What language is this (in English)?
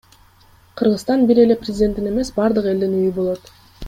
Kyrgyz